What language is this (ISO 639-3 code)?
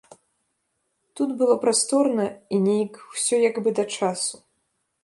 bel